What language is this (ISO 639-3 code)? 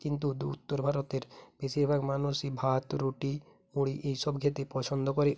ben